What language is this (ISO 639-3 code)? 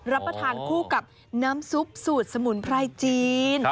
tha